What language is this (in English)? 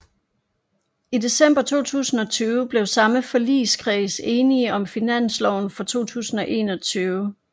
Danish